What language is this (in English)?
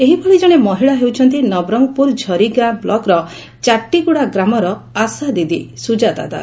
Odia